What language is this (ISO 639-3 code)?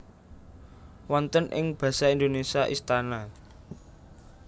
jav